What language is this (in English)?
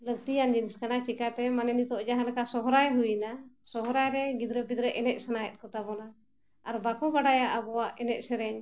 Santali